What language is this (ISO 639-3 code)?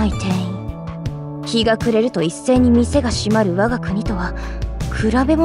jpn